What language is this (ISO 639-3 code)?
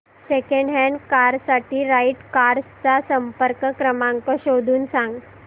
mar